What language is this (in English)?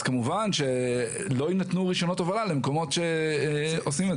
Hebrew